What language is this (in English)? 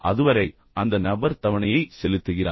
Tamil